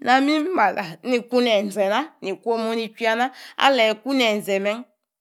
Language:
Yace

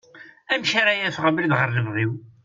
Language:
Kabyle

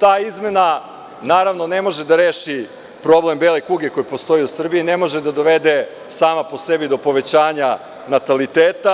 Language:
Serbian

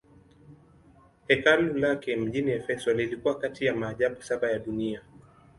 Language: Swahili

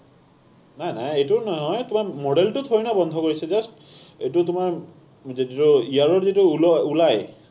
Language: Assamese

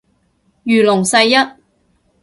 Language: Cantonese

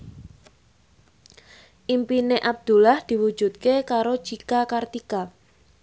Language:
Javanese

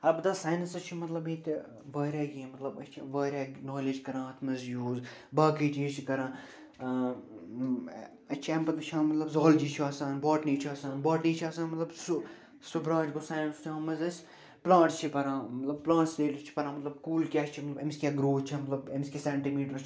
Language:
Kashmiri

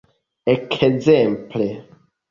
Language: Esperanto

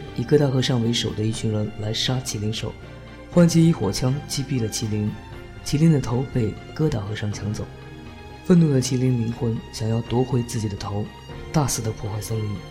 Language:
Chinese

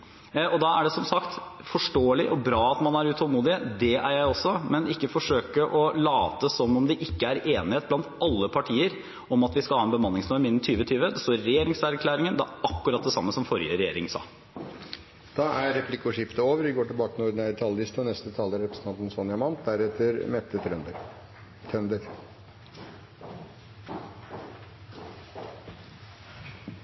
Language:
Norwegian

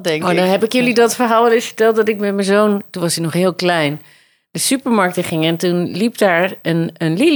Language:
Dutch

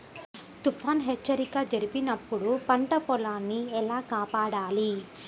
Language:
Telugu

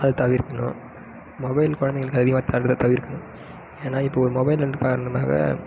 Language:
Tamil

